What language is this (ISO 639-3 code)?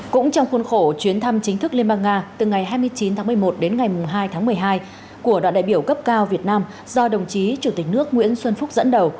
vie